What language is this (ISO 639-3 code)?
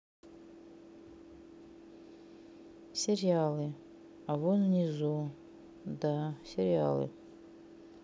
rus